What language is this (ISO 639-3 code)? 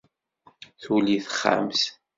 kab